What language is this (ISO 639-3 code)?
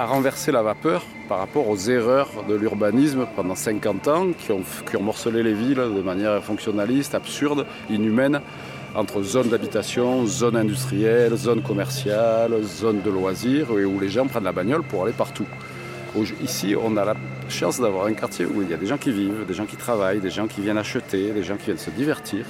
fra